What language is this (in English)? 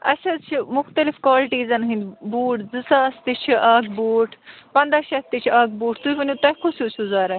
Kashmiri